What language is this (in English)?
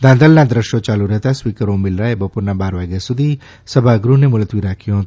Gujarati